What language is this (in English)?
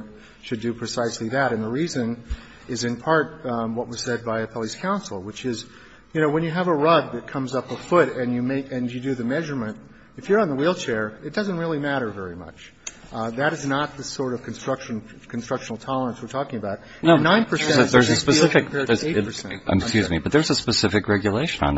English